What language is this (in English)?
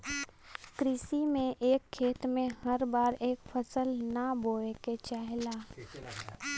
Bhojpuri